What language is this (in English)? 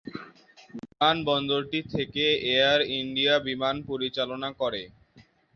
Bangla